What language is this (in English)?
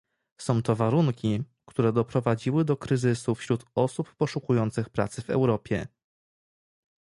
Polish